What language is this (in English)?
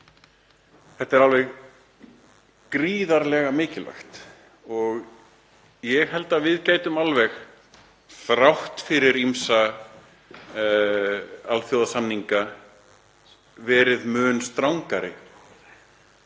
Icelandic